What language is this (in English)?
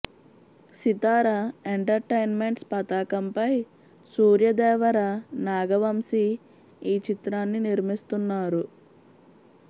Telugu